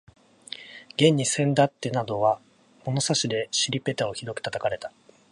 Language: Japanese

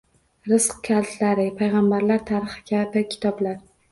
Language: Uzbek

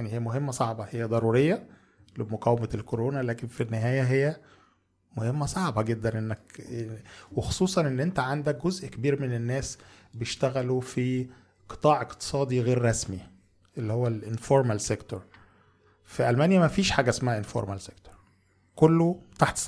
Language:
Arabic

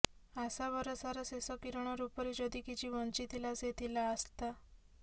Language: Odia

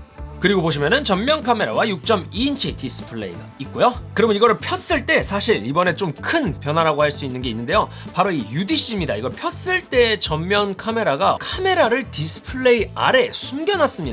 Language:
Korean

